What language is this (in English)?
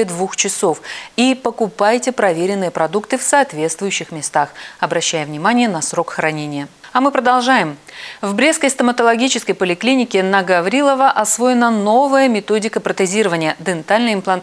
Russian